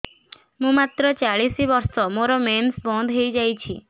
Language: Odia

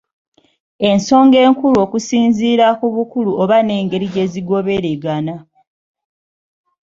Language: Ganda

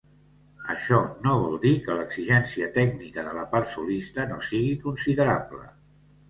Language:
Catalan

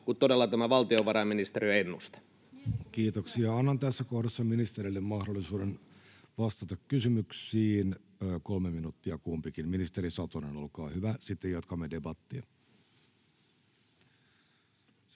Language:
Finnish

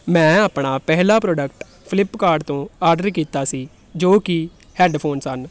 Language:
Punjabi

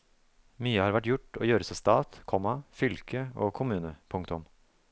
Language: Norwegian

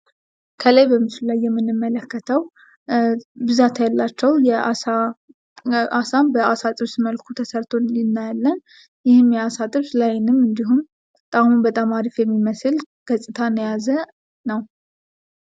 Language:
Amharic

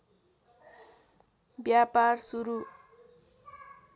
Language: Nepali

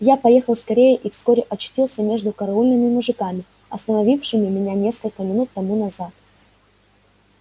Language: Russian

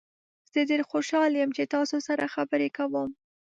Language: Pashto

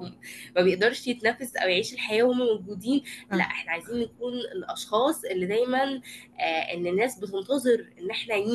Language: Arabic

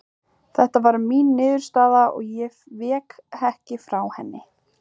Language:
Icelandic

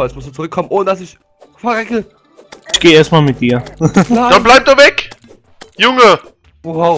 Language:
German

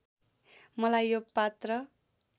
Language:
Nepali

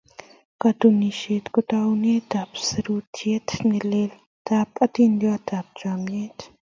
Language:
Kalenjin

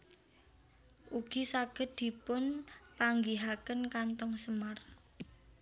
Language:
Javanese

